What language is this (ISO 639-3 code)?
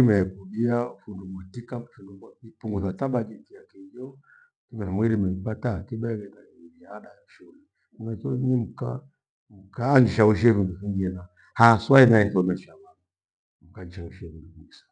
gwe